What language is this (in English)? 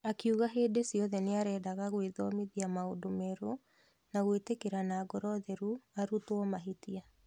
Kikuyu